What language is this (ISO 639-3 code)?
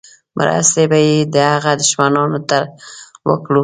pus